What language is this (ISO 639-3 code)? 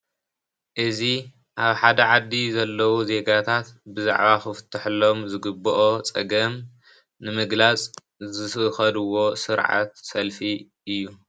tir